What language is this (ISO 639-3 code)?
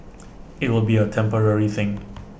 eng